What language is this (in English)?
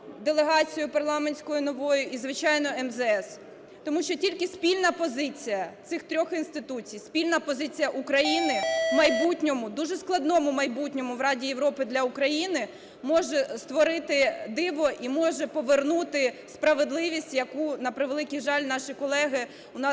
Ukrainian